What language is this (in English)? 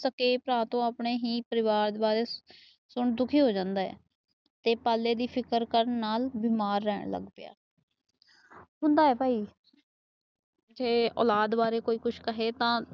Punjabi